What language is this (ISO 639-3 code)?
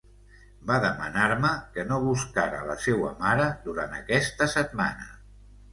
cat